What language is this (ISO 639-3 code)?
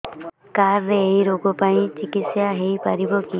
ori